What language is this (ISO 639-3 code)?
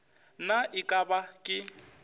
nso